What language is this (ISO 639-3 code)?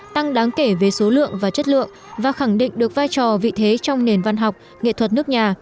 vie